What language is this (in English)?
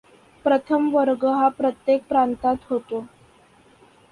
Marathi